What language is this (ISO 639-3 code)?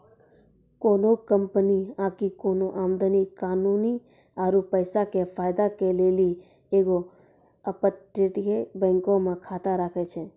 mai